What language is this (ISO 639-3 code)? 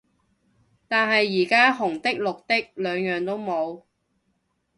yue